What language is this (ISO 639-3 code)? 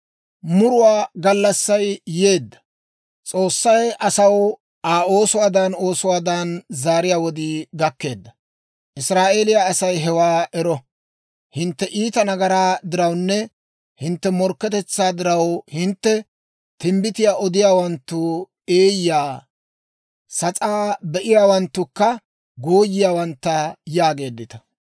dwr